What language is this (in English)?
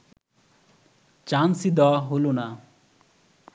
Bangla